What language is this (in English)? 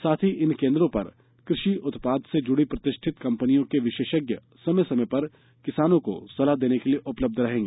Hindi